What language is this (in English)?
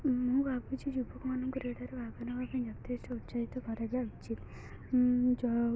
Odia